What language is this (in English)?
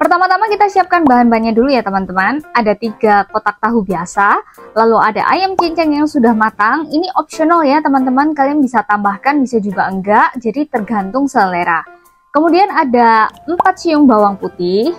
Indonesian